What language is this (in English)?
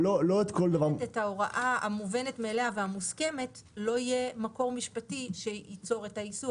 Hebrew